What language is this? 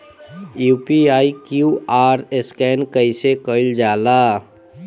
Bhojpuri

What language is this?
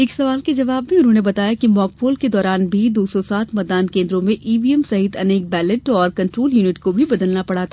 Hindi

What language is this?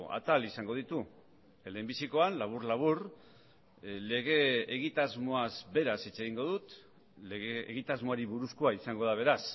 Basque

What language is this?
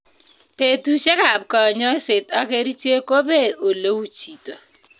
Kalenjin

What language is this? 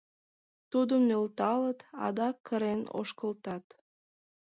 Mari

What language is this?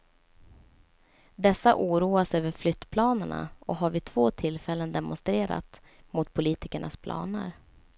Swedish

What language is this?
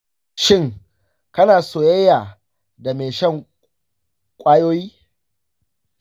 Hausa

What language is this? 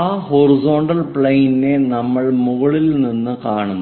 Malayalam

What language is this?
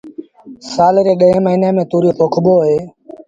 Sindhi Bhil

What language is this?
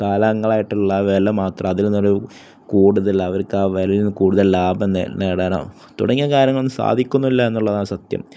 Malayalam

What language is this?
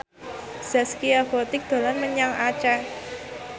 Javanese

